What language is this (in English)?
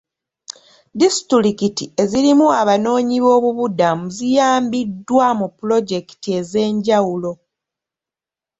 Ganda